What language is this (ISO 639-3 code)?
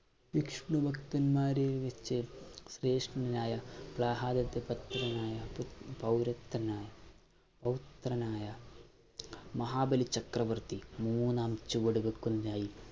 mal